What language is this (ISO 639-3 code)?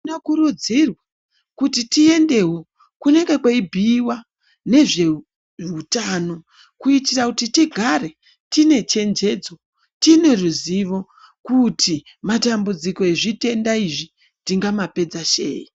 ndc